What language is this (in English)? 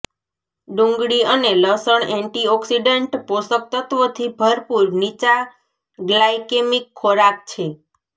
Gujarati